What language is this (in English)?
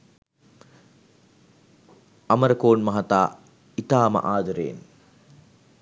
Sinhala